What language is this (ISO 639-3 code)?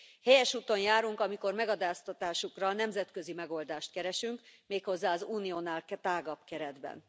hun